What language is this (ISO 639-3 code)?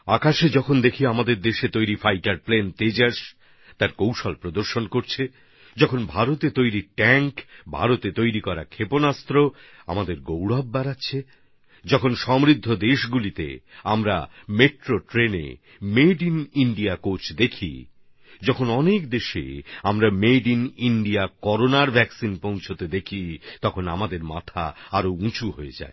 ben